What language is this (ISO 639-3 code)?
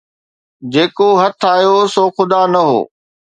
snd